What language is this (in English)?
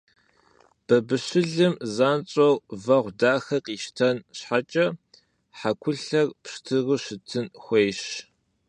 Kabardian